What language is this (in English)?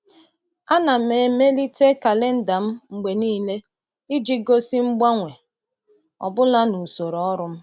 Igbo